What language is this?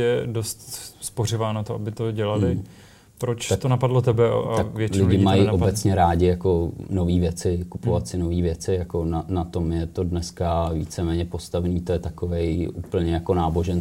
Czech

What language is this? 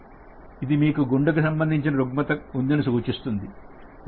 Telugu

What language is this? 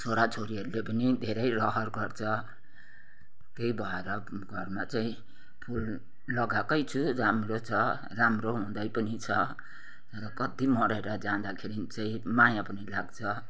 Nepali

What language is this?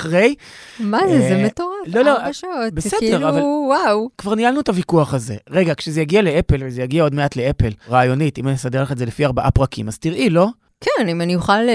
Hebrew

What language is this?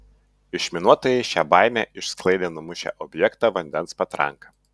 Lithuanian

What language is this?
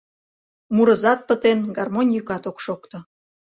Mari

